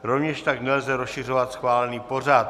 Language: Czech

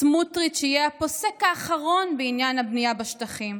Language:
Hebrew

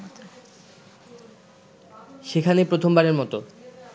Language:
Bangla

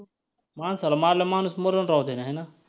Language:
Marathi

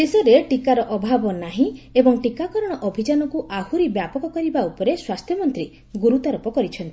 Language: Odia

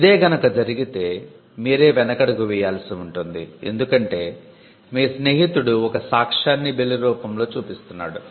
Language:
Telugu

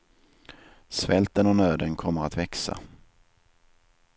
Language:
Swedish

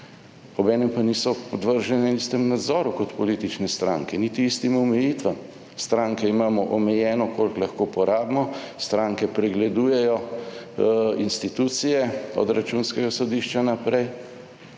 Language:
Slovenian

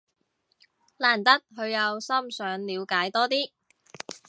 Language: Cantonese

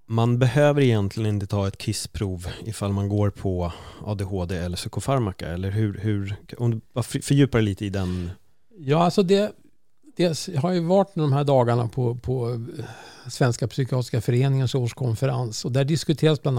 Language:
Swedish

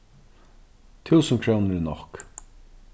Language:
Faroese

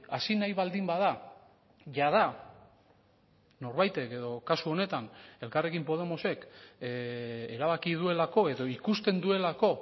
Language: Basque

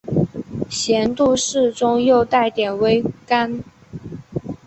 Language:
Chinese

